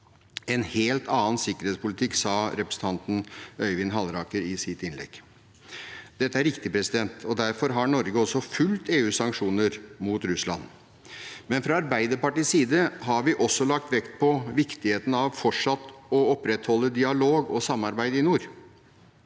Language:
Norwegian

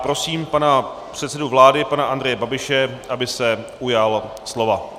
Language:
Czech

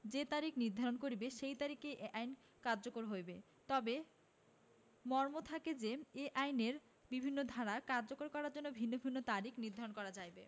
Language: Bangla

